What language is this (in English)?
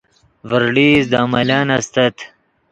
Yidgha